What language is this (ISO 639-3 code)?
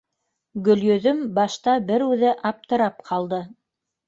bak